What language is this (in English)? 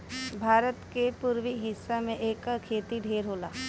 Bhojpuri